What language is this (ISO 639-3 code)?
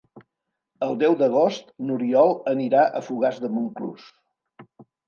cat